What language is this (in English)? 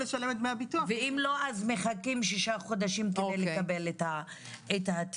Hebrew